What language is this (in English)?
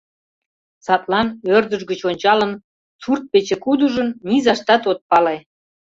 Mari